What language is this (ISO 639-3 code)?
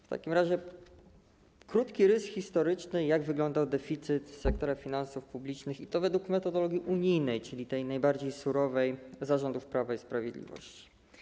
pol